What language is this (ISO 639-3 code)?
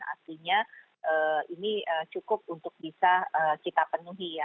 ind